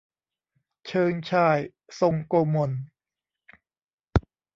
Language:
Thai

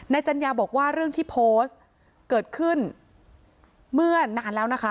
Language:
Thai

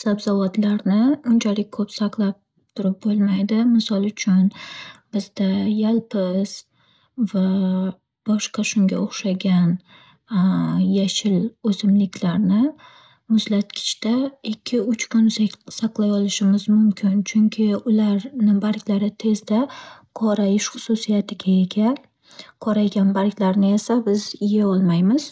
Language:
Uzbek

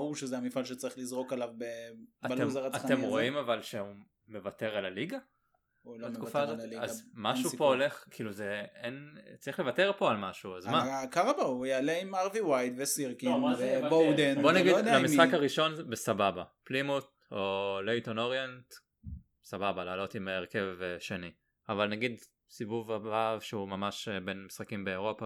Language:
Hebrew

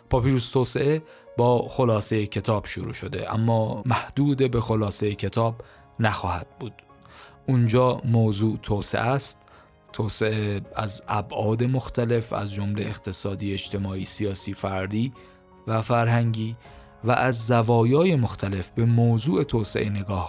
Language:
Persian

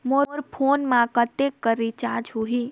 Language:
Chhattisgarhi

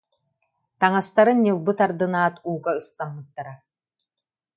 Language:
Yakut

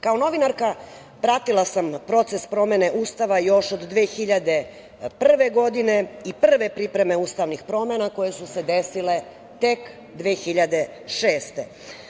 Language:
Serbian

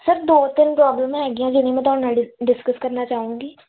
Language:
Punjabi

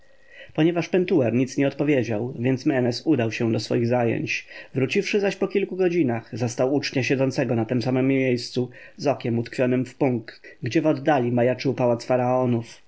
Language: Polish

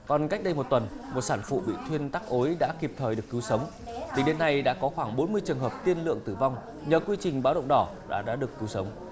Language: Vietnamese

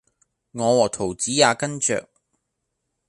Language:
Cantonese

